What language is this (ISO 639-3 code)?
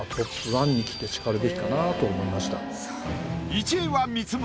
jpn